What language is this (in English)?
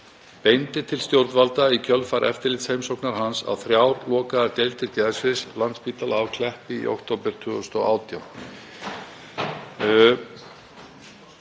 Icelandic